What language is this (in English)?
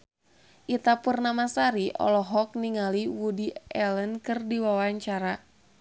Sundanese